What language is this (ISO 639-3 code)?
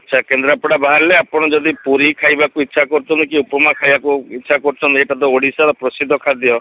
ori